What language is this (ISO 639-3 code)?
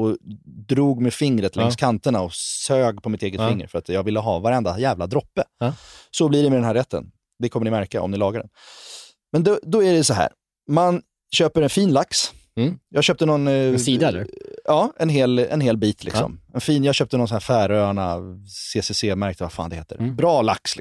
swe